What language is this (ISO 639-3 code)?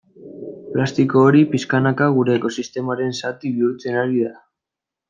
eus